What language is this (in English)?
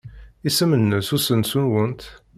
Kabyle